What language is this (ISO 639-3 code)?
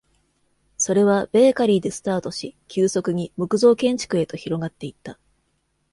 jpn